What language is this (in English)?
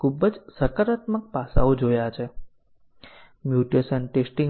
Gujarati